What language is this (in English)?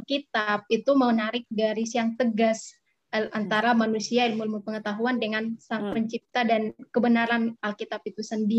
Indonesian